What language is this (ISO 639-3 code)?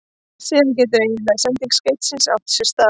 isl